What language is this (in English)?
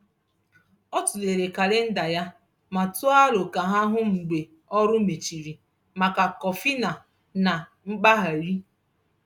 Igbo